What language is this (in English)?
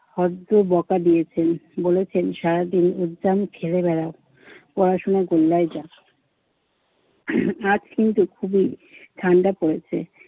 Bangla